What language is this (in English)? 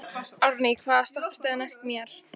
Icelandic